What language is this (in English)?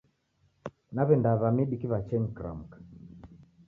Taita